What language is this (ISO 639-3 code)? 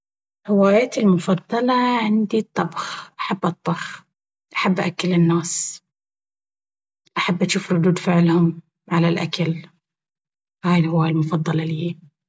abv